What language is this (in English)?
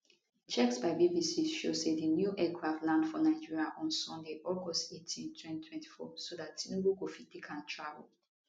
Nigerian Pidgin